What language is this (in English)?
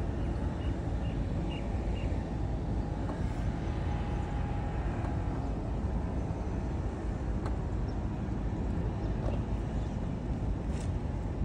Hindi